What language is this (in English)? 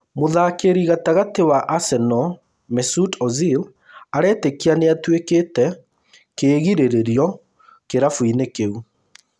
Kikuyu